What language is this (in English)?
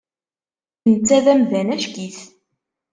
Kabyle